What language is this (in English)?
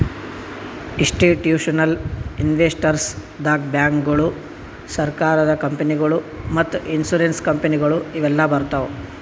Kannada